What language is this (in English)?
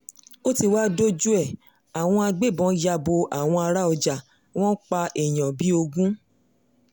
Yoruba